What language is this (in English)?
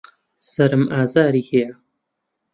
Central Kurdish